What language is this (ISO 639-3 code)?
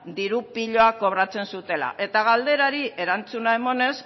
eus